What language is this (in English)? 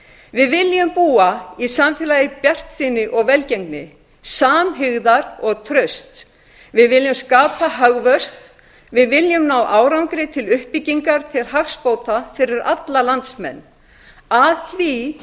Icelandic